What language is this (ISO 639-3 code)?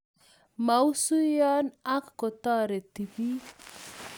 kln